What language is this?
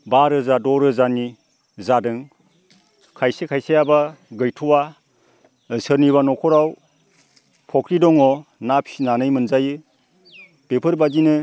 Bodo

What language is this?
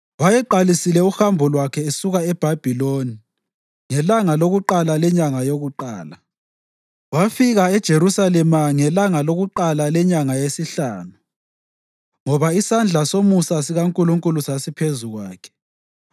North Ndebele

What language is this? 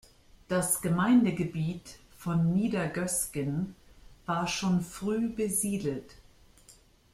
German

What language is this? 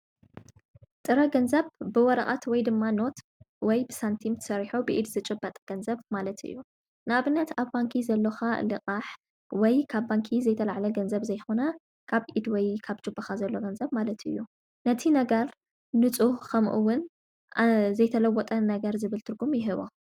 Tigrinya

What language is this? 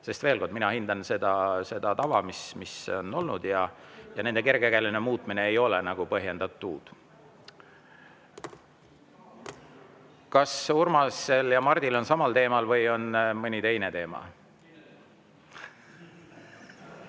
Estonian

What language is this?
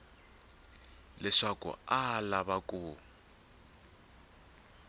Tsonga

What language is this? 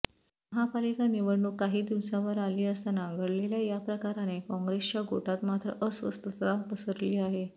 Marathi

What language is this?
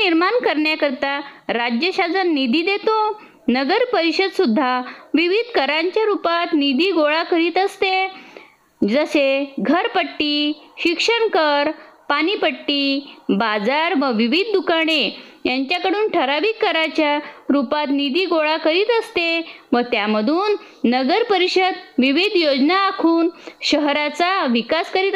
Marathi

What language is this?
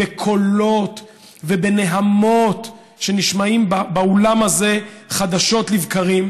Hebrew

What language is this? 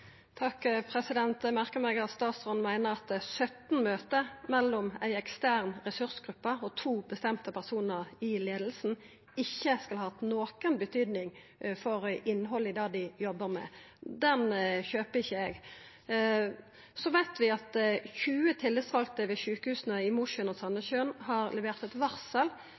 Norwegian Nynorsk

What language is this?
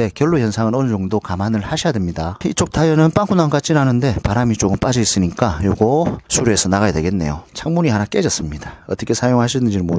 Korean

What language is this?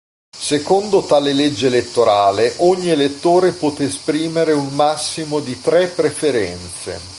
Italian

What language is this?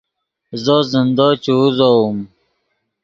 Yidgha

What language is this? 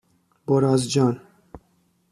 Persian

